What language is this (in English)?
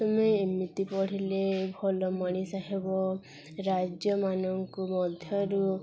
Odia